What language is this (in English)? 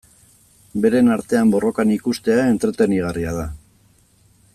Basque